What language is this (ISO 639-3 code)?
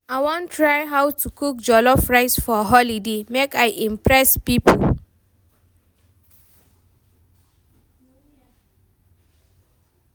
pcm